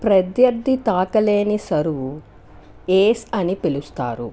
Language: Telugu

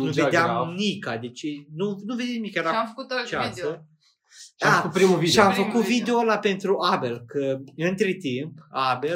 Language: Romanian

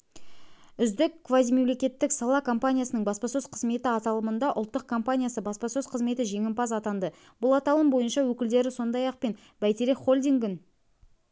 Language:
Kazakh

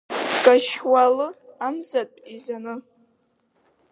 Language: Abkhazian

